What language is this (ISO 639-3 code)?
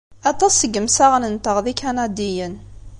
kab